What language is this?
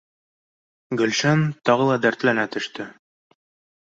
Bashkir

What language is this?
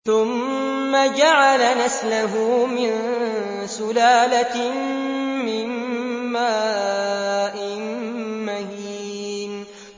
Arabic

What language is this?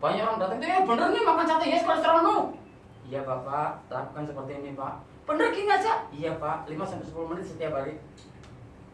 Indonesian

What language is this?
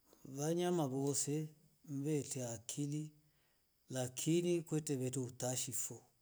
Rombo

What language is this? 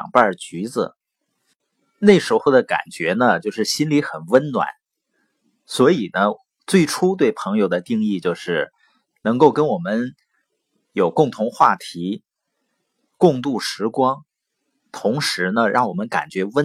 Chinese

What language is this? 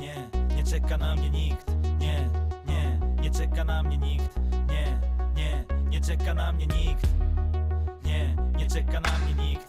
Polish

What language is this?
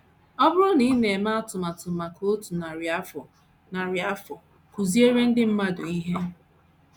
Igbo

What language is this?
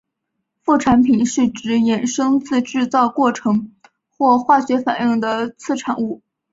Chinese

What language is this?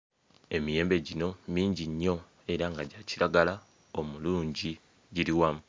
Ganda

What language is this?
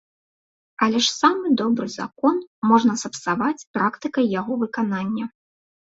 Belarusian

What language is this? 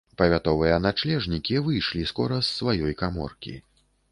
Belarusian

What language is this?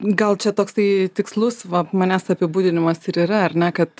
Lithuanian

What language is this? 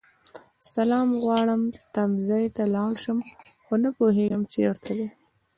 Pashto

